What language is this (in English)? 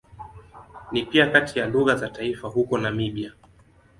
Swahili